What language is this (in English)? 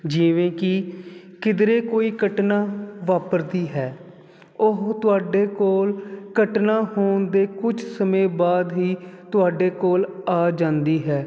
Punjabi